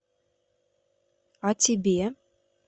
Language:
Russian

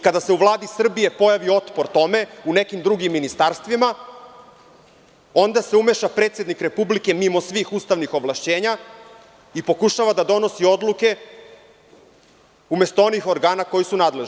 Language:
Serbian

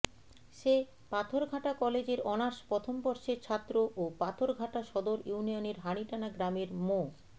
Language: Bangla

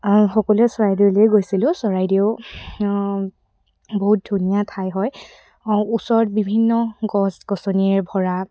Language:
Assamese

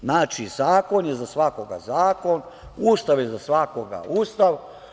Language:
Serbian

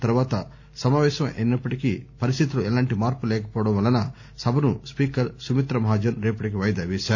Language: Telugu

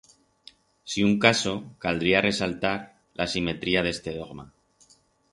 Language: Aragonese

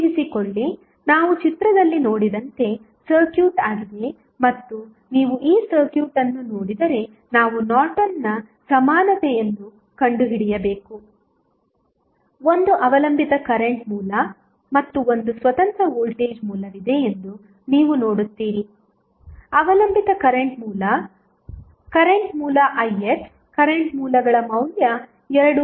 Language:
Kannada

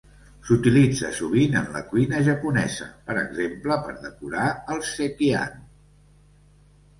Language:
Catalan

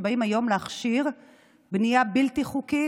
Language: Hebrew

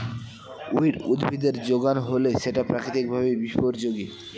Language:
Bangla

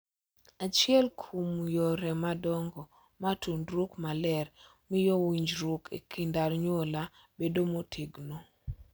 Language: Luo (Kenya and Tanzania)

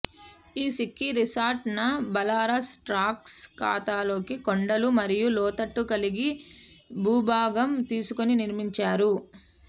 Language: Telugu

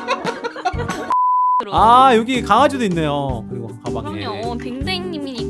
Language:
Korean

